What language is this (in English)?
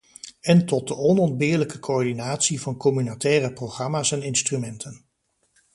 Dutch